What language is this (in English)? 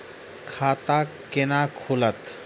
Maithili